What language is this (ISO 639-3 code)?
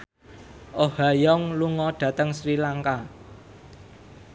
jav